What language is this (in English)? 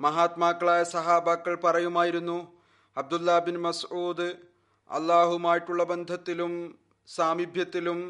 Malayalam